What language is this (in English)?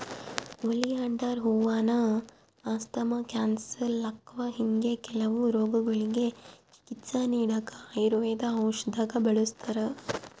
Kannada